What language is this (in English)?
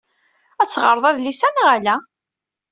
Kabyle